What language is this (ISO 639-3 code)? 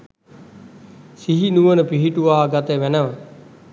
sin